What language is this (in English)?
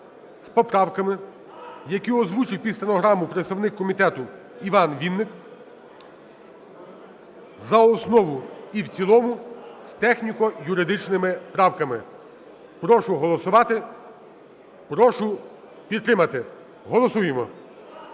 Ukrainian